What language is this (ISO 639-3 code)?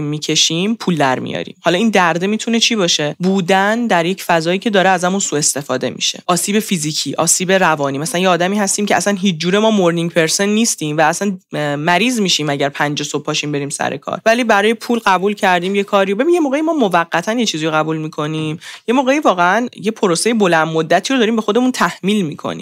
fas